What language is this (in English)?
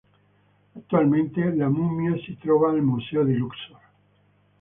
Italian